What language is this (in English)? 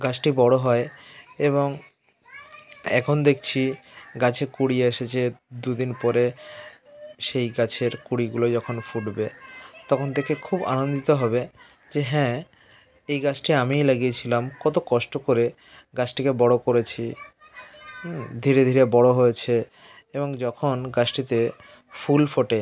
Bangla